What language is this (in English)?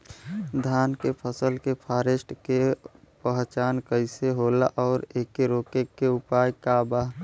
Bhojpuri